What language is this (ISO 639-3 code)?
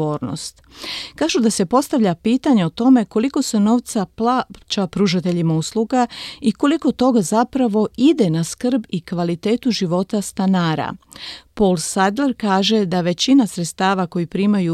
hrv